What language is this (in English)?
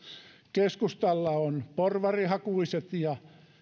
Finnish